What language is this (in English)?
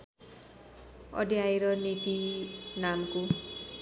Nepali